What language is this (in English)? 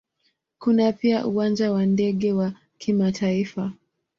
Swahili